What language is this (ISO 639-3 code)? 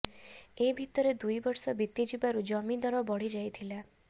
ori